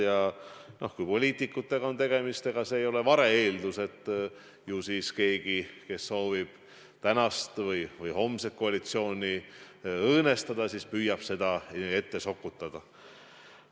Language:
Estonian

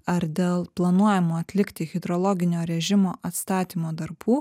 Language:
Lithuanian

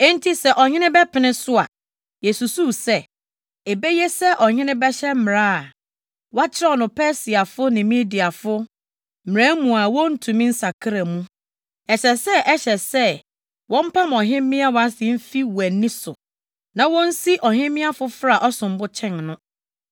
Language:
Akan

